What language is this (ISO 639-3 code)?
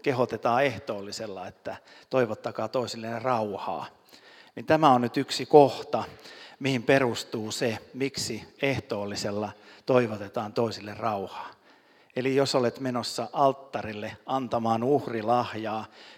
fin